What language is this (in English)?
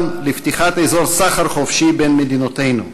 Hebrew